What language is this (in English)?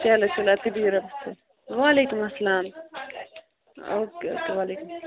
Kashmiri